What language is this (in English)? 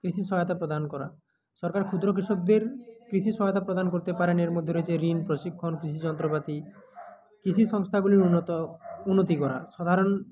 Bangla